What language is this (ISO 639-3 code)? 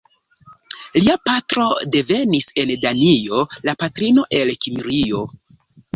epo